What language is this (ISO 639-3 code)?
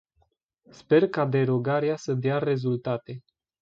ron